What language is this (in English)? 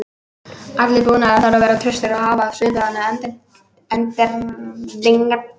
Icelandic